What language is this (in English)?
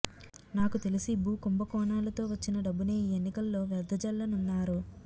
Telugu